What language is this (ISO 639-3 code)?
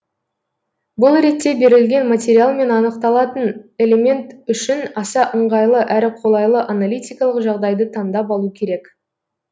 kaz